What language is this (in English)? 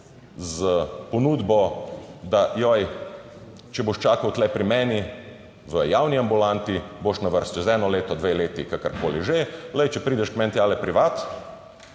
Slovenian